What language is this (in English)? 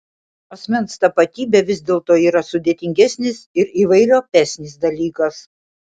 Lithuanian